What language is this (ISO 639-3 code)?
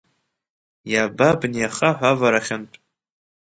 abk